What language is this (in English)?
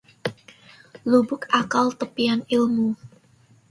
Indonesian